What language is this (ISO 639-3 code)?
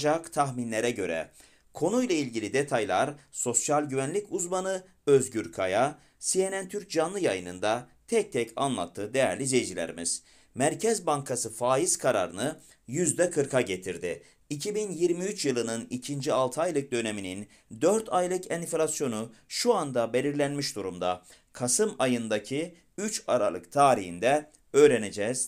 tur